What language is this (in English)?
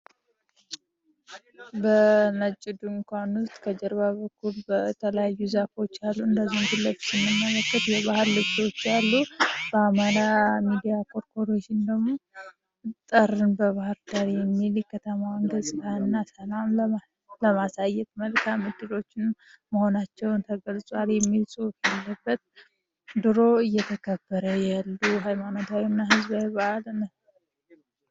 Amharic